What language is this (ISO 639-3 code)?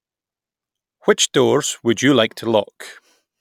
eng